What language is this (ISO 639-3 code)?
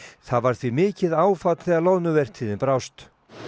isl